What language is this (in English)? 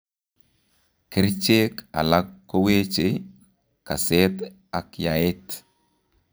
Kalenjin